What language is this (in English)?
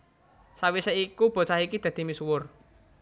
Javanese